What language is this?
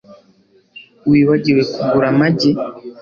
Kinyarwanda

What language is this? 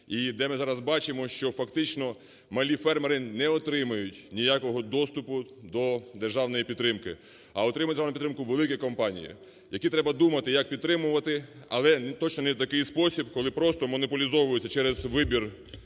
Ukrainian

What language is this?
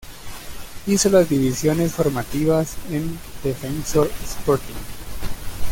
Spanish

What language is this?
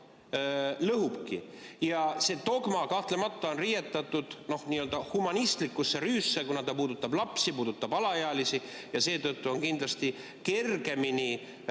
Estonian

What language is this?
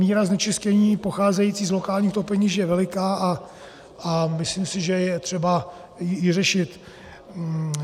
Czech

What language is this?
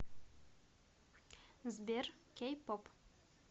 Russian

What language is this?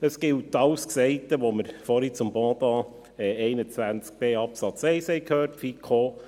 Swiss German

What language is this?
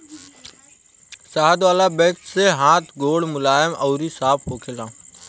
Bhojpuri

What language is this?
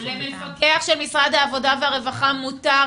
Hebrew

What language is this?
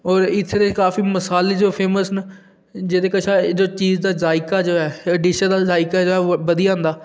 Dogri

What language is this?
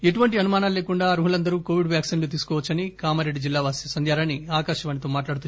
Telugu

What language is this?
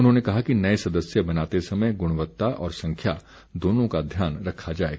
Hindi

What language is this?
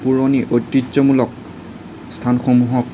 Assamese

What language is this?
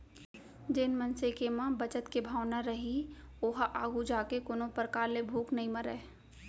Chhattisgarhi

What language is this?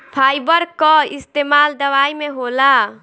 Bhojpuri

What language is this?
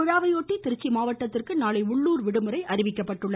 Tamil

